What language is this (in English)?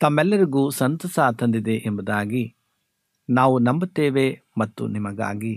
Kannada